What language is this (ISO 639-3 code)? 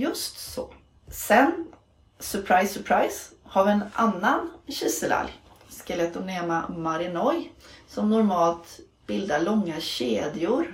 swe